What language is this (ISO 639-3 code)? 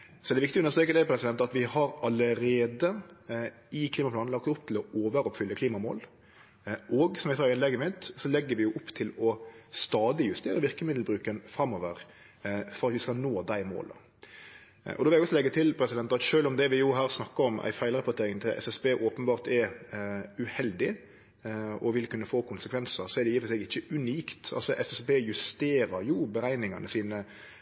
nno